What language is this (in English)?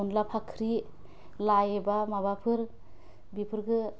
Bodo